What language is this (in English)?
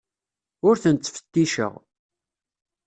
Kabyle